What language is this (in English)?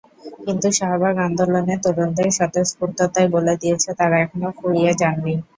Bangla